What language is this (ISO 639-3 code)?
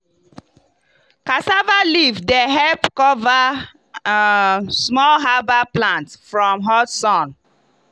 pcm